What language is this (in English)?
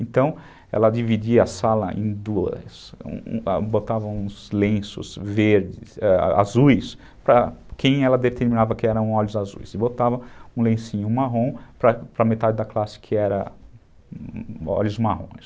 Portuguese